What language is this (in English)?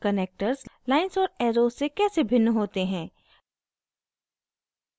Hindi